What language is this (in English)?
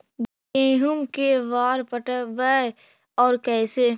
Magahi